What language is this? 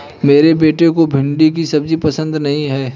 Hindi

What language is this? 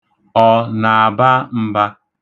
Igbo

